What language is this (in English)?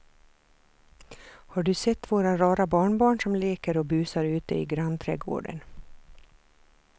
Swedish